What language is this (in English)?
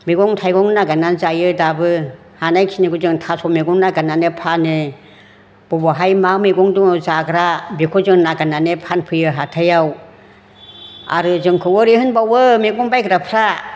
Bodo